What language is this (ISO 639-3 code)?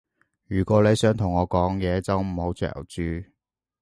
yue